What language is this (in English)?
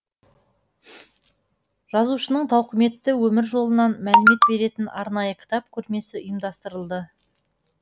Kazakh